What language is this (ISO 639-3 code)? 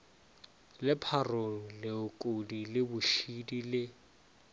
nso